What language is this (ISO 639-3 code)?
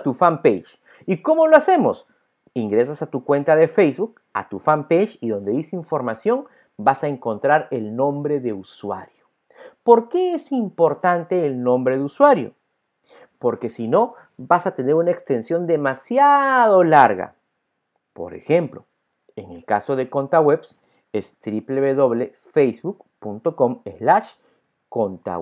spa